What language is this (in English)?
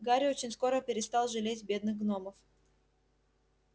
Russian